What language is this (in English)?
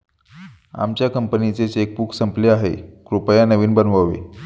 Marathi